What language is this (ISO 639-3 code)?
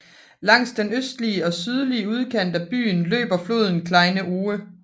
dan